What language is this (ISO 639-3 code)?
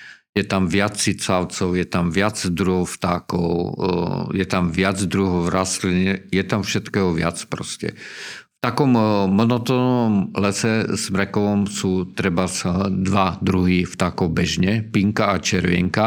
ces